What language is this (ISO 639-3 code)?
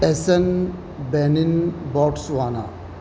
urd